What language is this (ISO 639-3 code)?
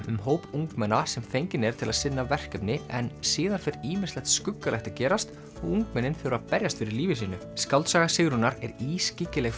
isl